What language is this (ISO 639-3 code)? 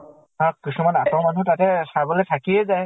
asm